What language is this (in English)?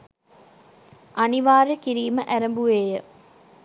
Sinhala